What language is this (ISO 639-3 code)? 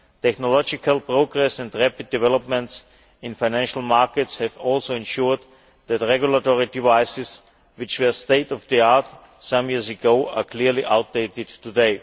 eng